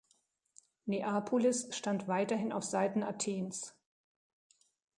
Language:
German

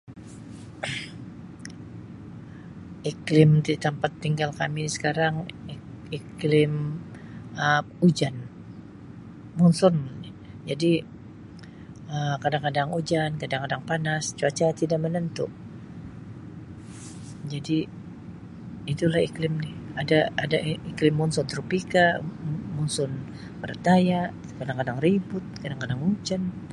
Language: Sabah Malay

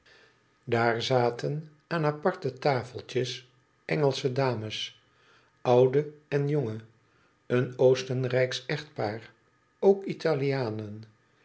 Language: Dutch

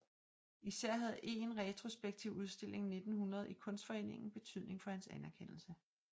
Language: Danish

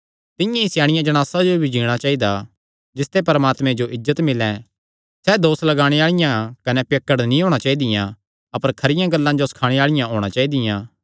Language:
Kangri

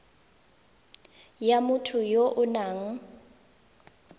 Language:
Tswana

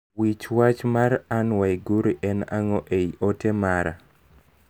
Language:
Luo (Kenya and Tanzania)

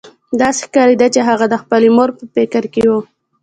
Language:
Pashto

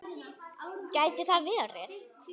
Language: Icelandic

